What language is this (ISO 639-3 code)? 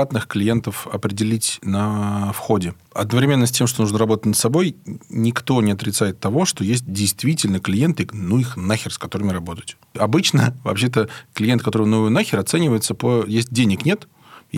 rus